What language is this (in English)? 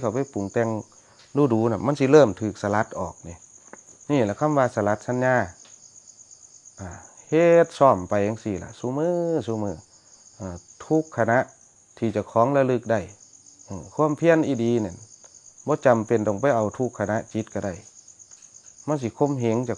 Thai